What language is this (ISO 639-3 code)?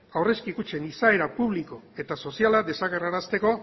eus